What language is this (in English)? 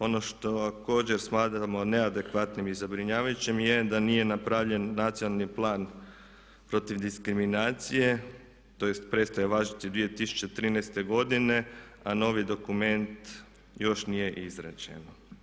Croatian